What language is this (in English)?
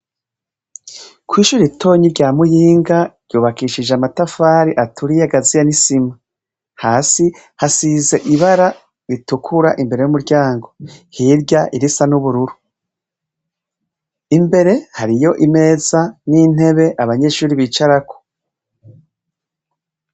Rundi